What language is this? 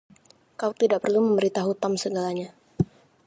Indonesian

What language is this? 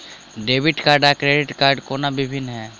Maithili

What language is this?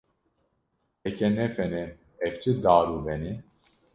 Kurdish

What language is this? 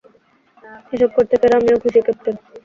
Bangla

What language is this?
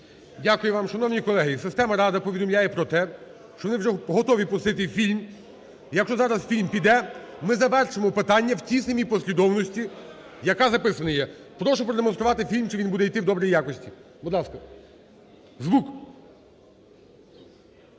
Ukrainian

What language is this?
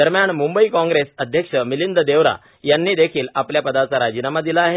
Marathi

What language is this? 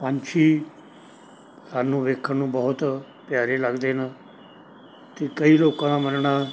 Punjabi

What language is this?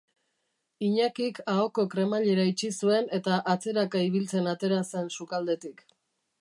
Basque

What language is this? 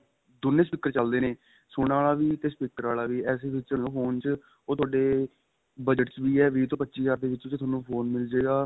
Punjabi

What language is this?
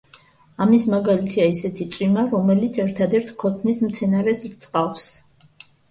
Georgian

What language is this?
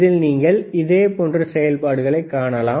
Tamil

